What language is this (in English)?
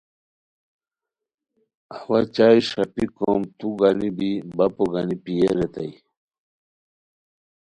Khowar